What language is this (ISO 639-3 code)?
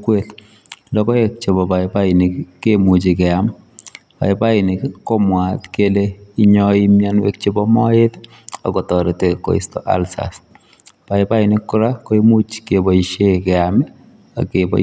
kln